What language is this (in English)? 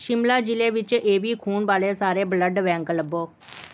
Punjabi